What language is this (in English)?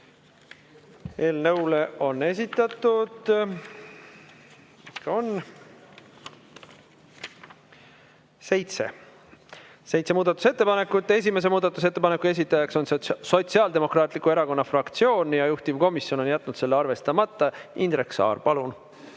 Estonian